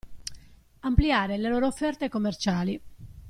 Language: Italian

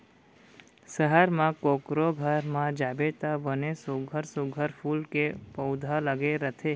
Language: Chhattisgarhi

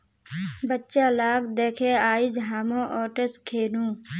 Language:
Magahi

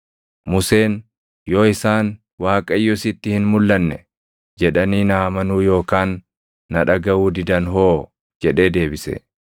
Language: Oromo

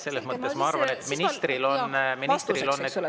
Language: Estonian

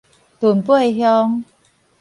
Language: Min Nan Chinese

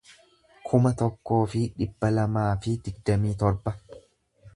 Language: Oromo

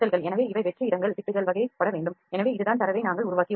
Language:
Tamil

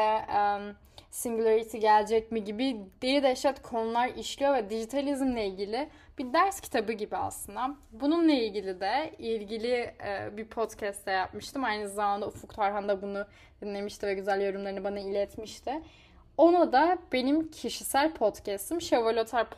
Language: Turkish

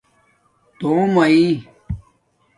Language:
Domaaki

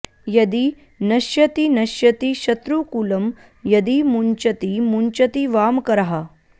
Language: Sanskrit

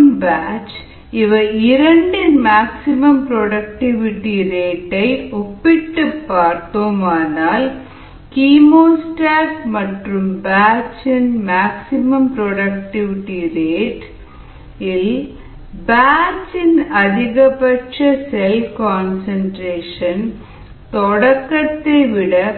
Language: Tamil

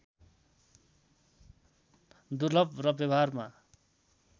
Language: Nepali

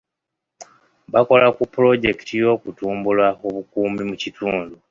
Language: Ganda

